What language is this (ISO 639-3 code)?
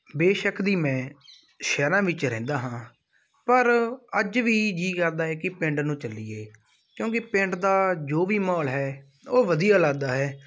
pan